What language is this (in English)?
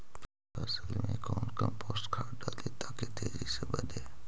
Magahi